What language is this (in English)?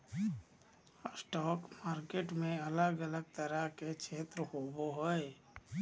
Magahi